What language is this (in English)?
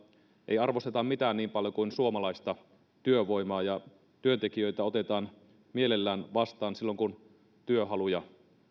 Finnish